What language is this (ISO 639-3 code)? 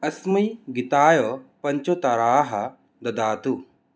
san